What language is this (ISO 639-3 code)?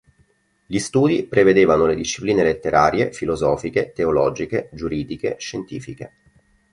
ita